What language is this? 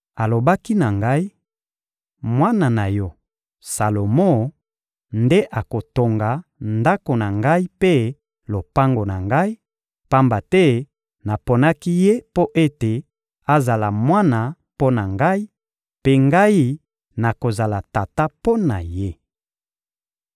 Lingala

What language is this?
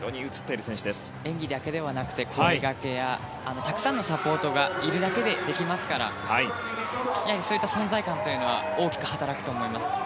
Japanese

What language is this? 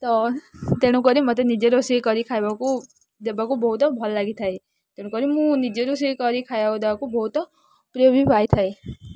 Odia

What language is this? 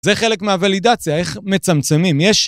Hebrew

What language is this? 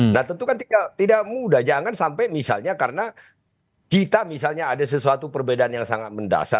Indonesian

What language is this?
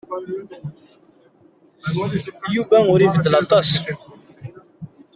Kabyle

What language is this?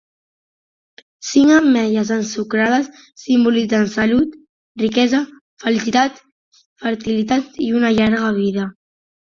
Catalan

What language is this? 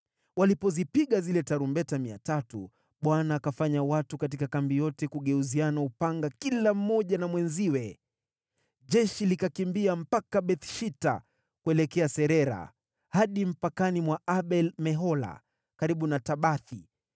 Swahili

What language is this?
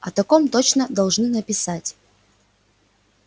Russian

